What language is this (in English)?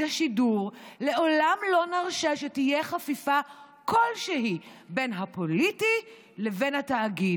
Hebrew